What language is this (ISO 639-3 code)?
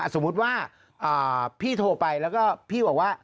tha